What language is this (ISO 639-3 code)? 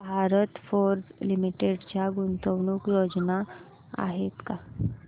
mar